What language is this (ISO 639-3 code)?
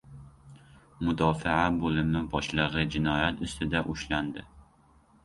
uzb